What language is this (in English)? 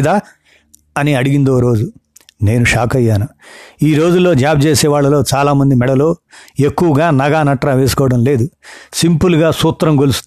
Telugu